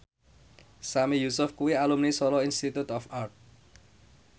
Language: Javanese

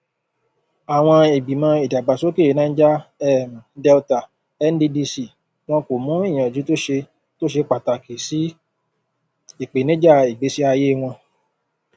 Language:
Yoruba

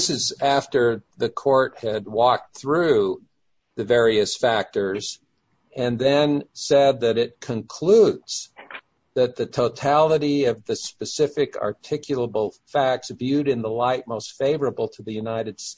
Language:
English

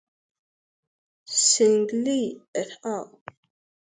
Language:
Igbo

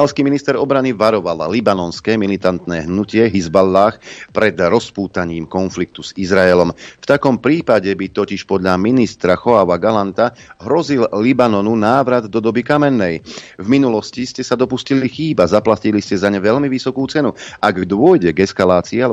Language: Slovak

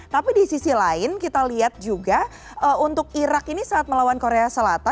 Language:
Indonesian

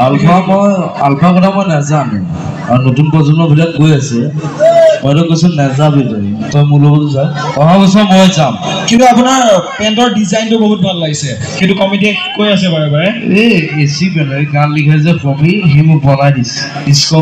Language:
Turkish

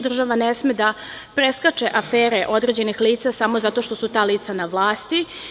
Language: Serbian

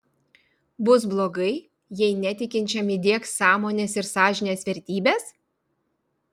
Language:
Lithuanian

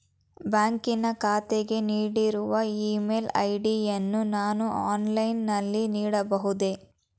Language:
Kannada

